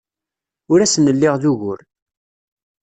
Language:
Kabyle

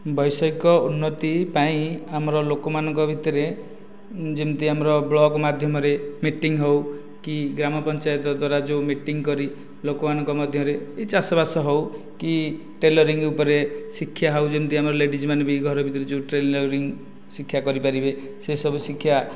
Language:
Odia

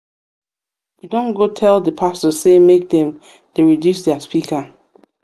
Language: Nigerian Pidgin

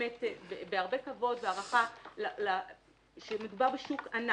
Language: Hebrew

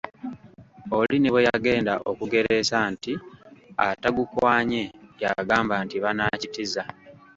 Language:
Ganda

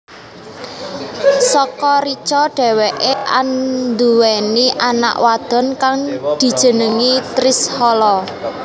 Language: Javanese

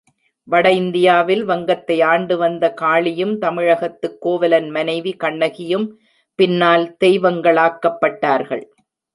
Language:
Tamil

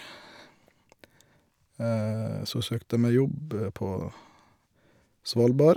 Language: Norwegian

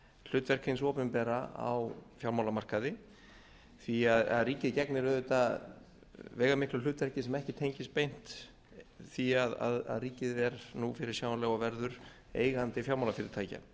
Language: Icelandic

